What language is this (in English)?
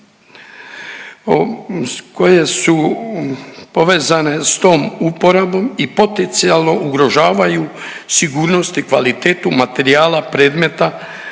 Croatian